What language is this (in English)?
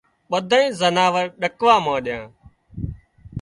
Wadiyara Koli